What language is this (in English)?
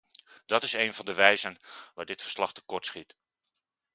Dutch